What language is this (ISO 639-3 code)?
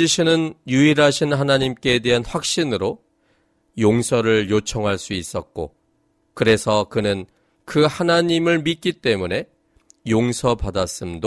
kor